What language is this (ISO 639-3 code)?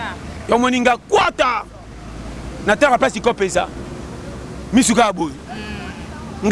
fra